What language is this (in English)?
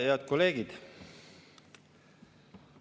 Estonian